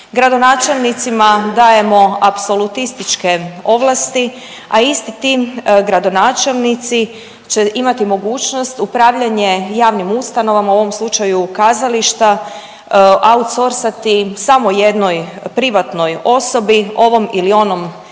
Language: Croatian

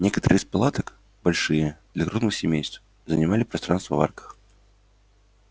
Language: Russian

